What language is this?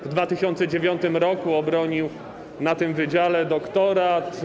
Polish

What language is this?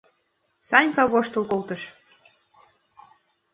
Mari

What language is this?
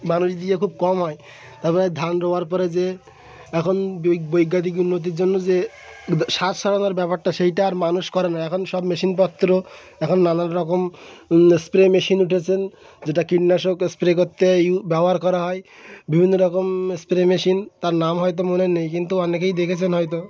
Bangla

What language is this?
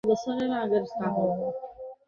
Bangla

